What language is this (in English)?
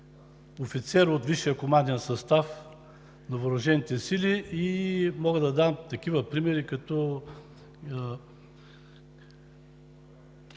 Bulgarian